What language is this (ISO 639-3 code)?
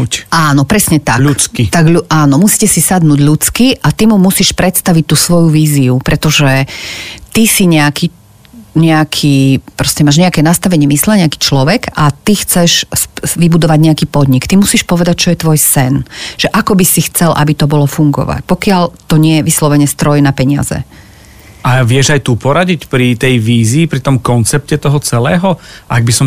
slk